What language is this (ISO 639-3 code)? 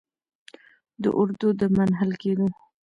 pus